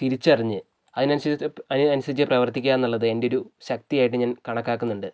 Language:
Malayalam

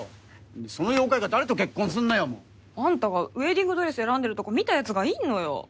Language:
Japanese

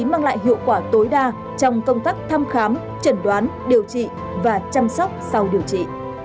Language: Vietnamese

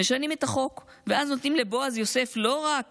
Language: Hebrew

